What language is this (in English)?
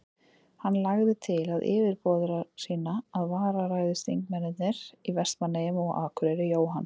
Icelandic